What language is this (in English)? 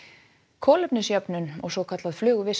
Icelandic